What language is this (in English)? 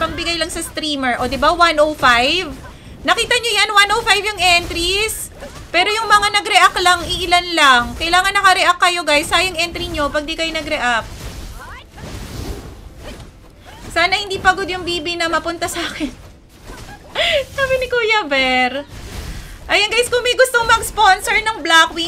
Filipino